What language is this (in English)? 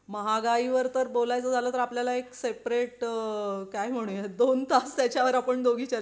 Marathi